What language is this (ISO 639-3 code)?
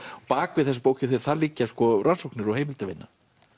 isl